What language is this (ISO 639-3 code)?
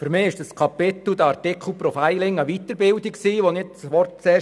gsw